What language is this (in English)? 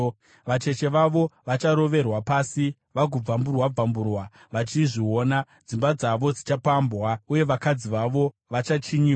Shona